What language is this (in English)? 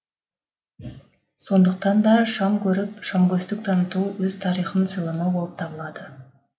Kazakh